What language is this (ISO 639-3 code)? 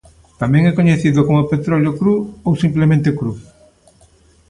glg